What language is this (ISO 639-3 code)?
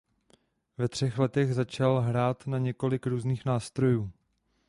ces